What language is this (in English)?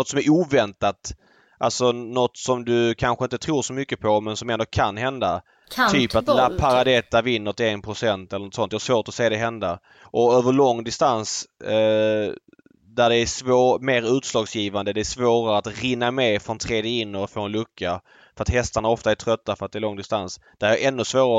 Swedish